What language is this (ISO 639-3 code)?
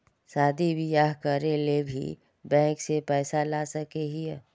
mag